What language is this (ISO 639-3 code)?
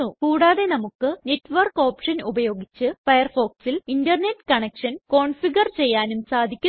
mal